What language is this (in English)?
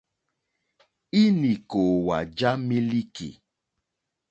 Mokpwe